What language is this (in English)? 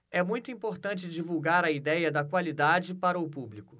Portuguese